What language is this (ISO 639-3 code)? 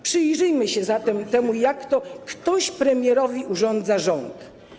pol